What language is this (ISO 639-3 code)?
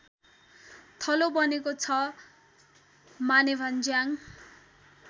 nep